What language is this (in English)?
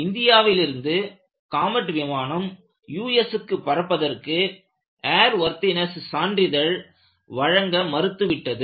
Tamil